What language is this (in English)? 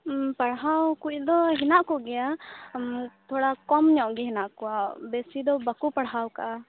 Santali